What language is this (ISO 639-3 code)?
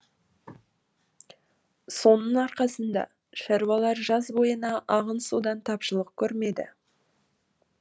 kaz